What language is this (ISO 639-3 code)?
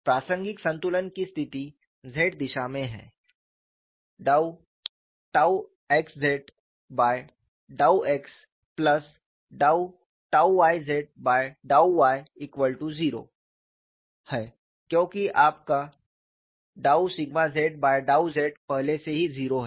hin